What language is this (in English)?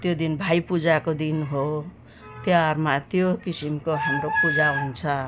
Nepali